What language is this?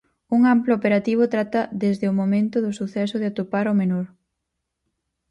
Galician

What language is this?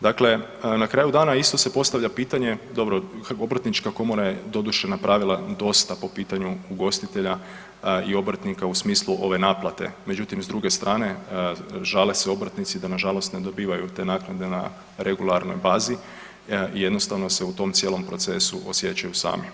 Croatian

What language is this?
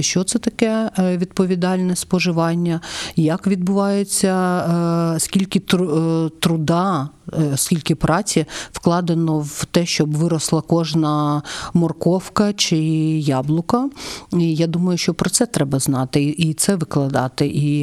Ukrainian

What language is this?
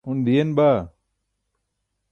Burushaski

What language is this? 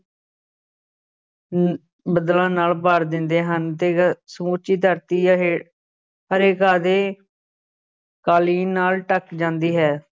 Punjabi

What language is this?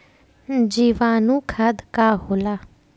Bhojpuri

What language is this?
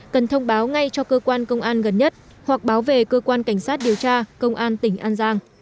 Vietnamese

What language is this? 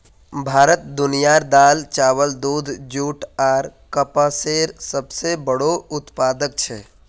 Magahi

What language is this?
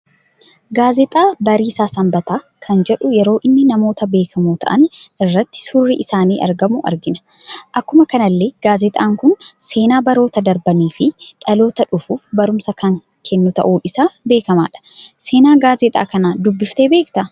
Oromo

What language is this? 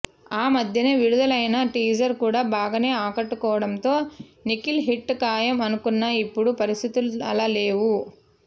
Telugu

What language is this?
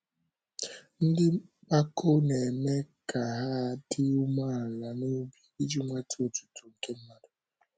Igbo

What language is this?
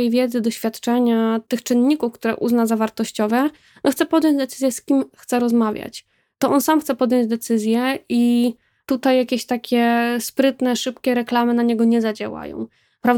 Polish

